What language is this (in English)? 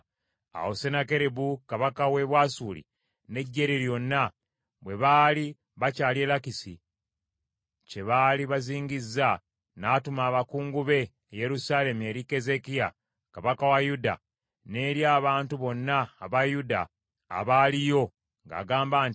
Ganda